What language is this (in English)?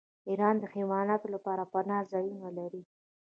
Pashto